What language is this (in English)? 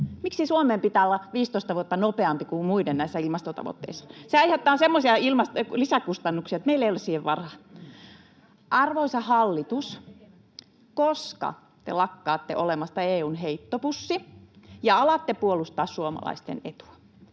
Finnish